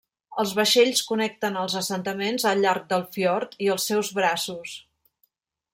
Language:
Catalan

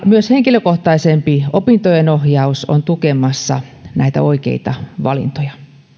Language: Finnish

